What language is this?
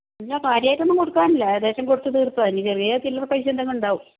Malayalam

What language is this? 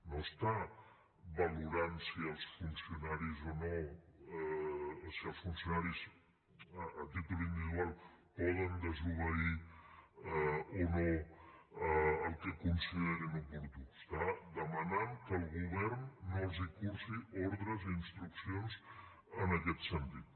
Catalan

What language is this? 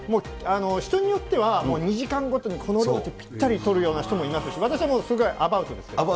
Japanese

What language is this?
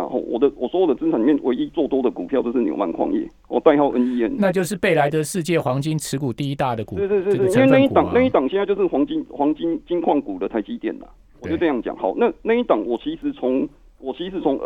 Chinese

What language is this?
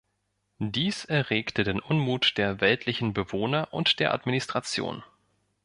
German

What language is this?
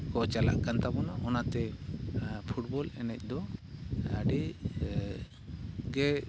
Santali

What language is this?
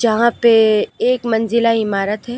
Hindi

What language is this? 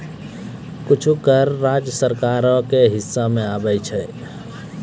Maithili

